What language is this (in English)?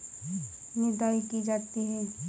Hindi